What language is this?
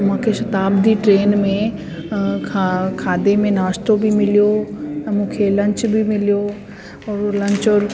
Sindhi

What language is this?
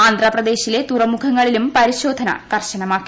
Malayalam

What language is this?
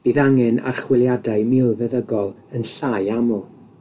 Welsh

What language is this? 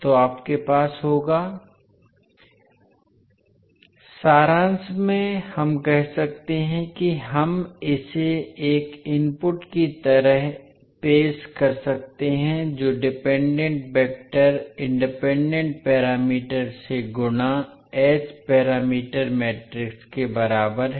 Hindi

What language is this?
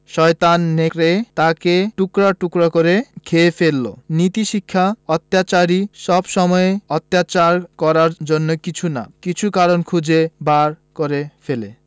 Bangla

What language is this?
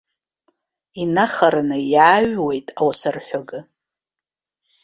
Abkhazian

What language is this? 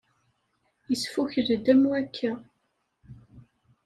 Kabyle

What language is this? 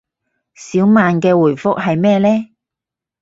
Cantonese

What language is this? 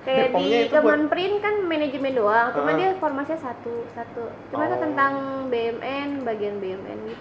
Indonesian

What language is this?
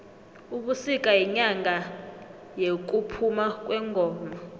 South Ndebele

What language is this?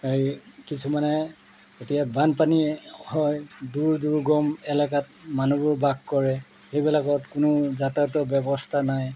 Assamese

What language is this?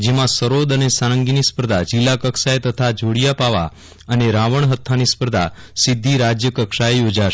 Gujarati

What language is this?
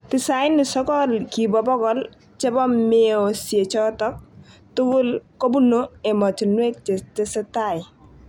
Kalenjin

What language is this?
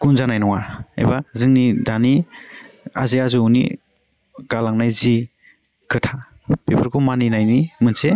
Bodo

